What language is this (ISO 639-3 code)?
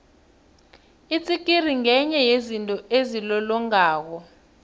nbl